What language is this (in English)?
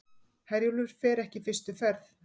Icelandic